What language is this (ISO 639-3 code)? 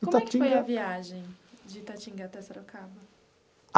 por